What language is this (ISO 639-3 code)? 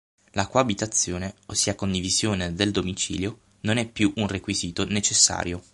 ita